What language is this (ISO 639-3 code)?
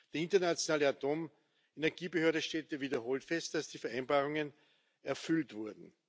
deu